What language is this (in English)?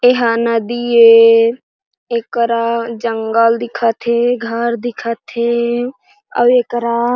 Chhattisgarhi